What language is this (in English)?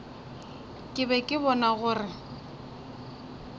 Northern Sotho